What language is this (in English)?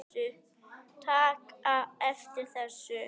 Icelandic